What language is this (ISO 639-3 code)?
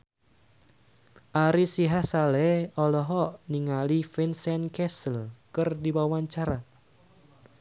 sun